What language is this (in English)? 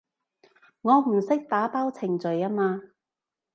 Cantonese